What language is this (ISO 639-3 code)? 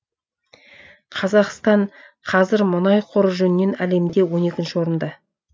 kaz